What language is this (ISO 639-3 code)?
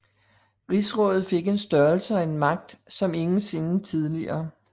dan